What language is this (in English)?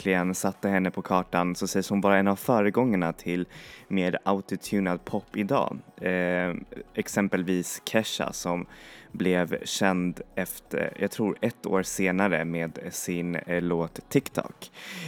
Swedish